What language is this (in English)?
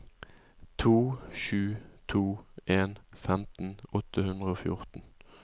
Norwegian